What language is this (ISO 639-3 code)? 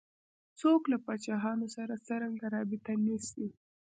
pus